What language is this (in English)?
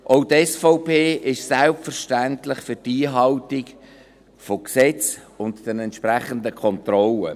Swiss German